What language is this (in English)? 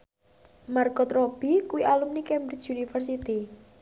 Javanese